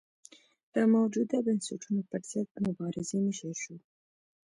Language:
Pashto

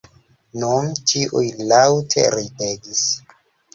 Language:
Esperanto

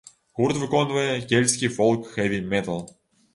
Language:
Belarusian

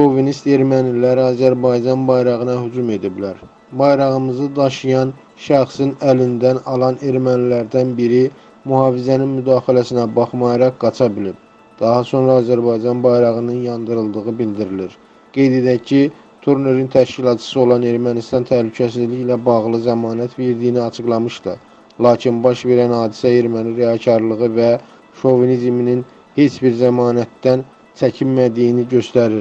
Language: Turkish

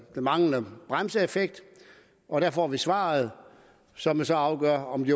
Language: Danish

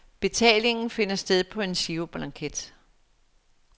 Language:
Danish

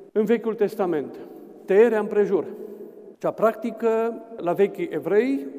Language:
Romanian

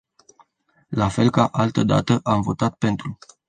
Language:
Romanian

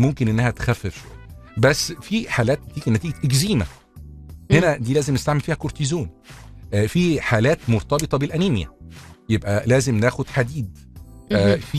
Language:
Arabic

